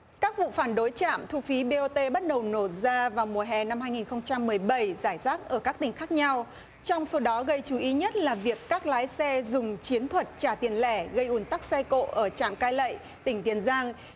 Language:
Vietnamese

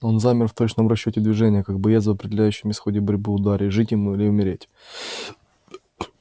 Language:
Russian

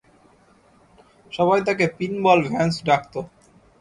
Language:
Bangla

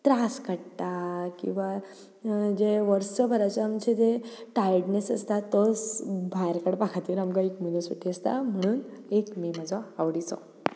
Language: Konkani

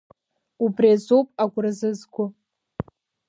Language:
Abkhazian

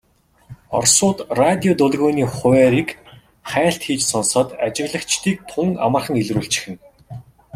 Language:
Mongolian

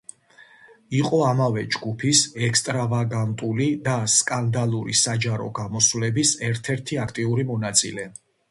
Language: Georgian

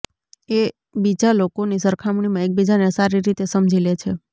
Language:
Gujarati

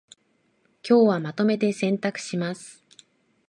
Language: Japanese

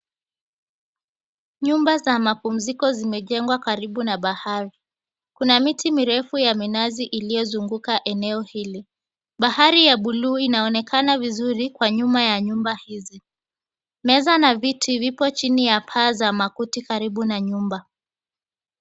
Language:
Swahili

